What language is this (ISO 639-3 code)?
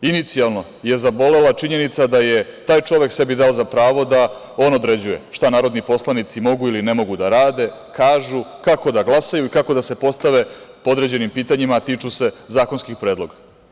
srp